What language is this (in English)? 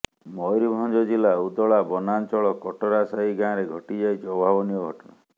Odia